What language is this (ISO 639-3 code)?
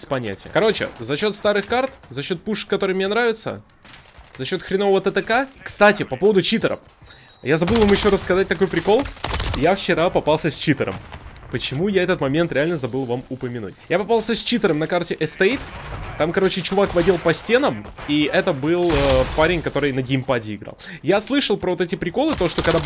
rus